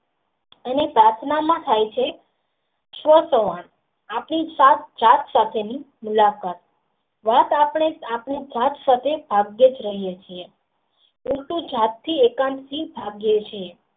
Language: Gujarati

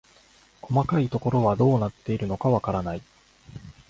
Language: Japanese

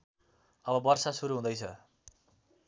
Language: Nepali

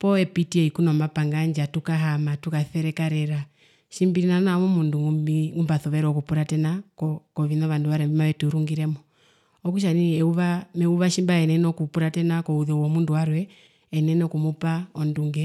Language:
Herero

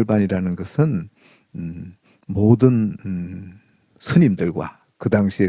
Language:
Korean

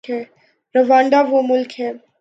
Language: Urdu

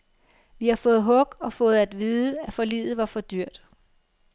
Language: Danish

